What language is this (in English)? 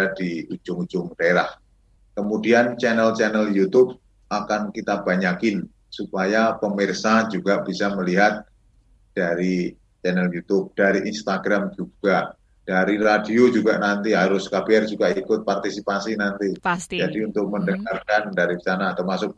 Indonesian